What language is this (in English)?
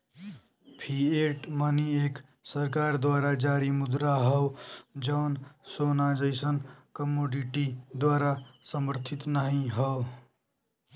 Bhojpuri